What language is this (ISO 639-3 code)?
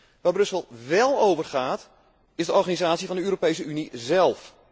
nld